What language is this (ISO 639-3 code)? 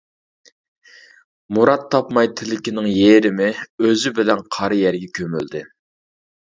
uig